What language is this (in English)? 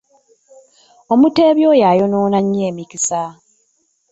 Ganda